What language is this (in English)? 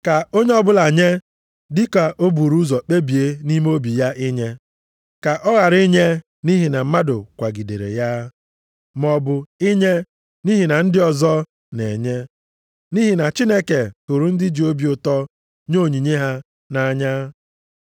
Igbo